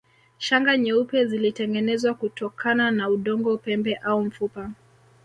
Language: Swahili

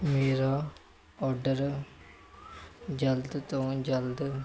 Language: Punjabi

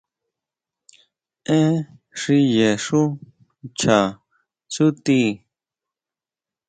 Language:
Huautla Mazatec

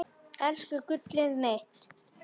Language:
Icelandic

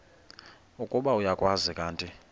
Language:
Xhosa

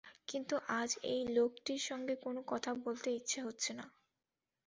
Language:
Bangla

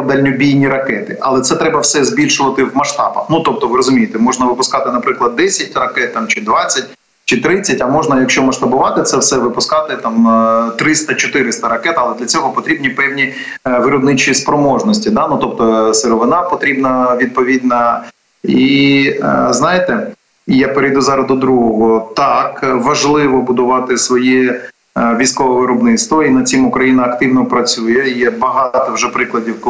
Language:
Ukrainian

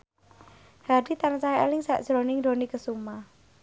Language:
Javanese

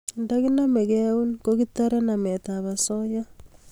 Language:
Kalenjin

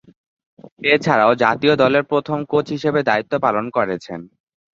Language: Bangla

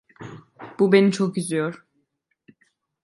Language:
Turkish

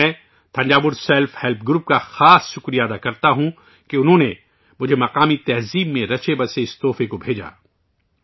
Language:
Urdu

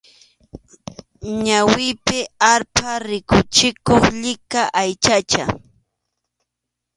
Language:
Arequipa-La Unión Quechua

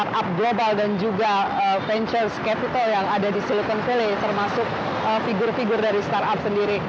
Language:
Indonesian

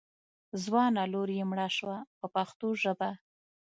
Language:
Pashto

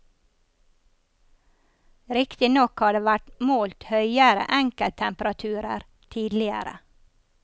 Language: Norwegian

